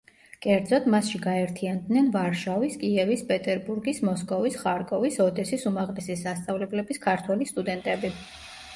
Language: Georgian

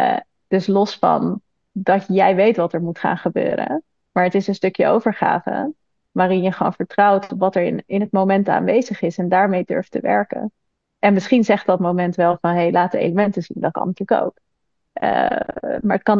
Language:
Dutch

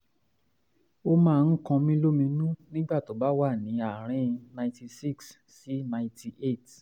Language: Yoruba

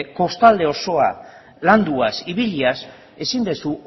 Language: Basque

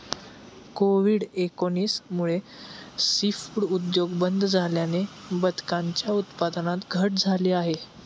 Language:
Marathi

